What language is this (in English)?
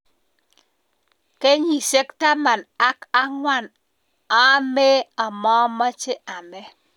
Kalenjin